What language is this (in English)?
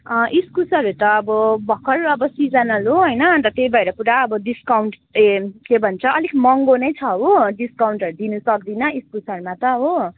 Nepali